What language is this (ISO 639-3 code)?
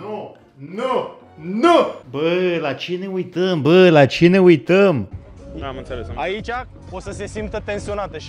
ron